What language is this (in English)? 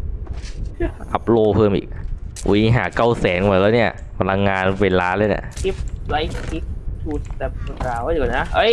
Thai